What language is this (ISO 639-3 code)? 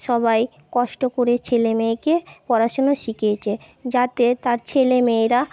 ben